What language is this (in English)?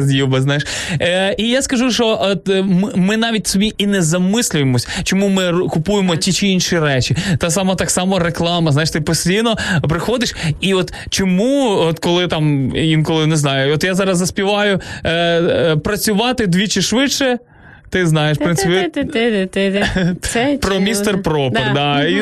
Ukrainian